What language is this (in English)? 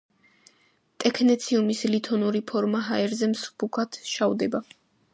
Georgian